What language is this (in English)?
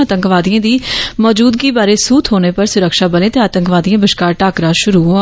Dogri